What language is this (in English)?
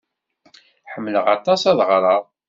Kabyle